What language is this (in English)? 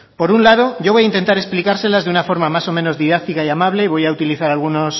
Spanish